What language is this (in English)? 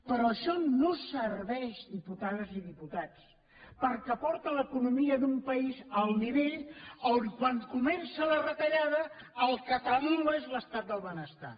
Catalan